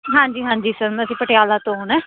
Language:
Punjabi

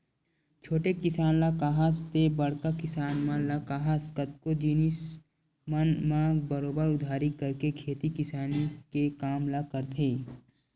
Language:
Chhattisgarhi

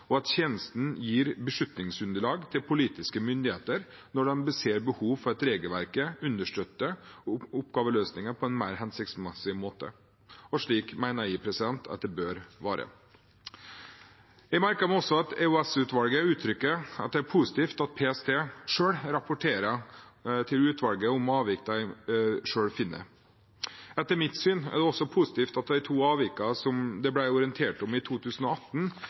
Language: Norwegian Bokmål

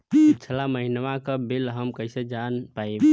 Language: Bhojpuri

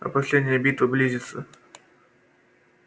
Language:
Russian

